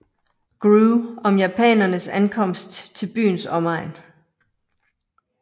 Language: Danish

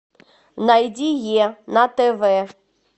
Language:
Russian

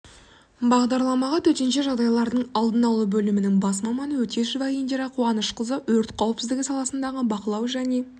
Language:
Kazakh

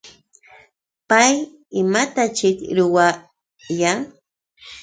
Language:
Yauyos Quechua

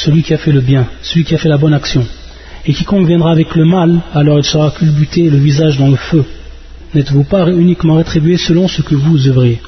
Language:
French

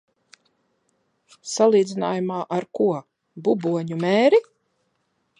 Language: Latvian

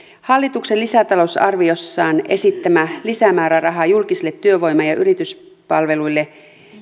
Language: Finnish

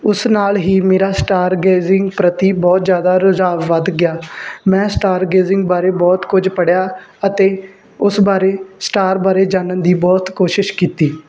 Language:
Punjabi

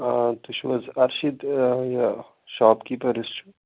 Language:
Kashmiri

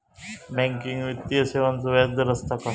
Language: Marathi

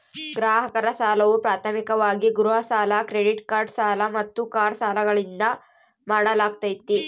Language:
Kannada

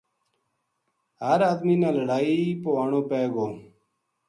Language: Gujari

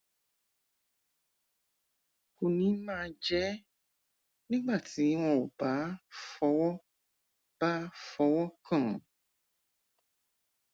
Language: Yoruba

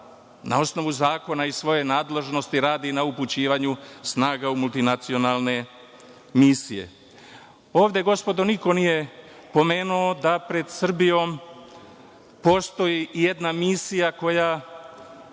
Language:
Serbian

